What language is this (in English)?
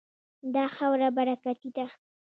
Pashto